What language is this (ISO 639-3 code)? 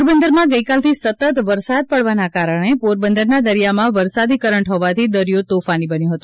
guj